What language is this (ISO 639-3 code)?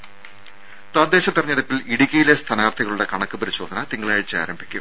mal